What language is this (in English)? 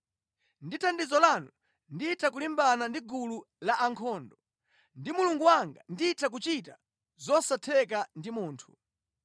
Nyanja